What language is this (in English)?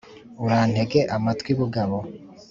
Kinyarwanda